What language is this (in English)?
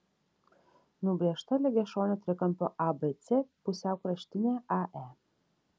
Lithuanian